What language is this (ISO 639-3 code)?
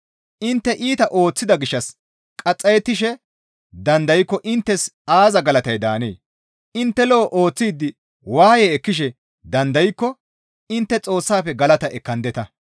gmv